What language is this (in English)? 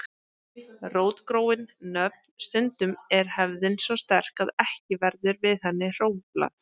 Icelandic